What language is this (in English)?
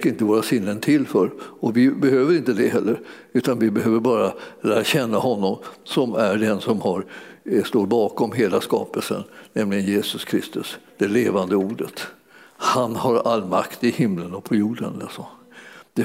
Swedish